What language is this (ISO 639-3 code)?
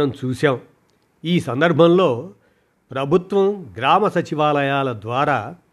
tel